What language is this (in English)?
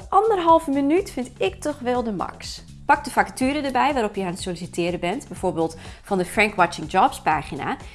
Dutch